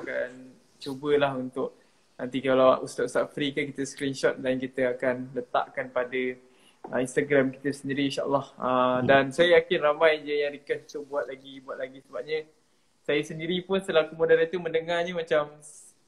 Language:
Malay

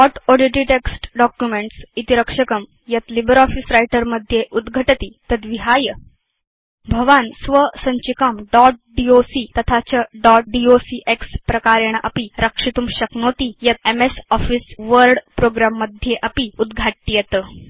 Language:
Sanskrit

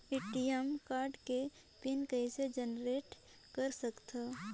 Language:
Chhattisgarhi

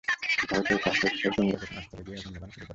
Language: Bangla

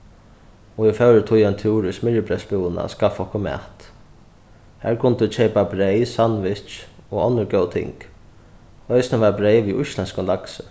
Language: Faroese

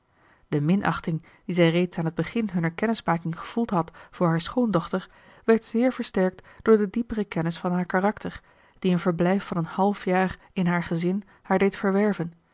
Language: Dutch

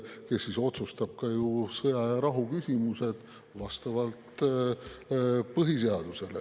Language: Estonian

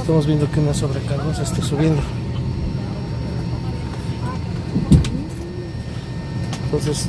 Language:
Spanish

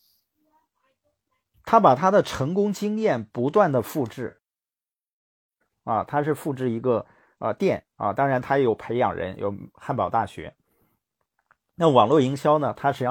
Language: Chinese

